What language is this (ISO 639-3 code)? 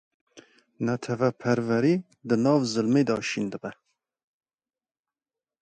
kur